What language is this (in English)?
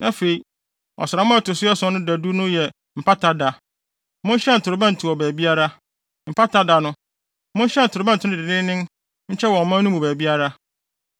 Akan